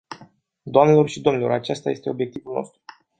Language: Romanian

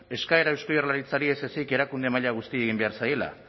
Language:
Basque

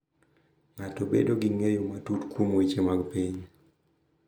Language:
Luo (Kenya and Tanzania)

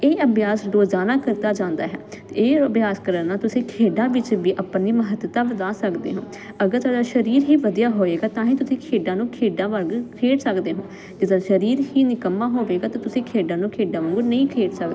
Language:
Punjabi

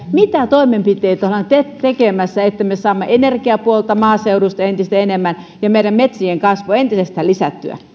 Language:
Finnish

